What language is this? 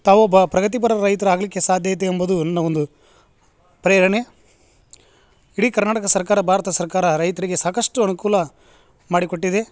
Kannada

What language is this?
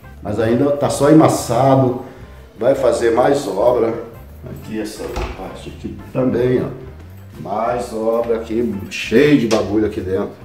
Portuguese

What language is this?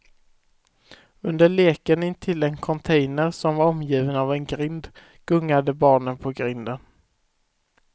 Swedish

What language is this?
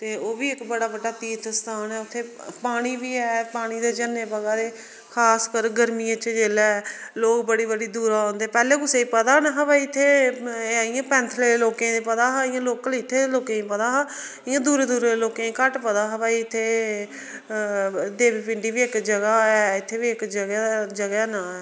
Dogri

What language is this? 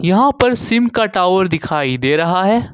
Hindi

